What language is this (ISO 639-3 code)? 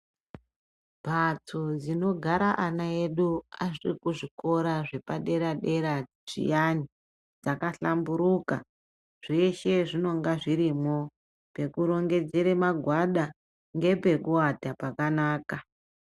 ndc